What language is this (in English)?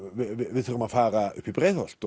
Icelandic